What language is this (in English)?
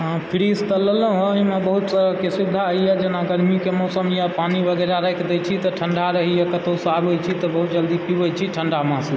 Maithili